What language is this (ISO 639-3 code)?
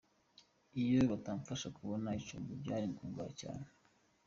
kin